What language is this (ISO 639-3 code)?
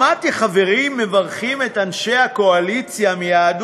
heb